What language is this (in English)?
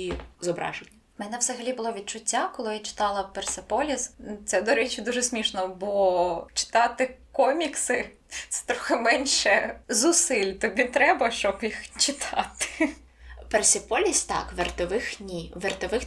Ukrainian